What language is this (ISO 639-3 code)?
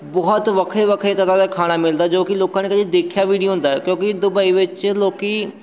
pan